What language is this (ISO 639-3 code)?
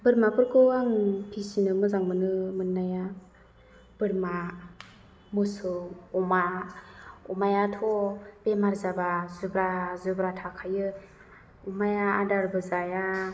brx